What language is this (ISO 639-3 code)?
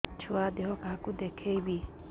ori